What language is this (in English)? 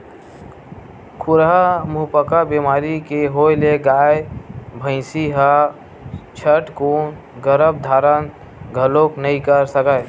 Chhattisgarhi